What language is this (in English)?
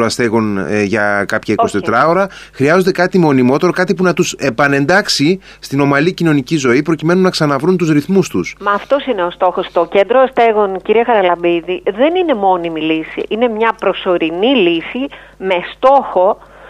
Greek